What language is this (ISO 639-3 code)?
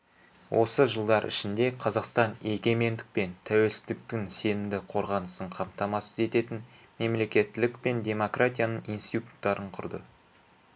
kaz